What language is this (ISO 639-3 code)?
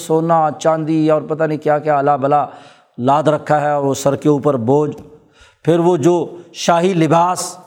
urd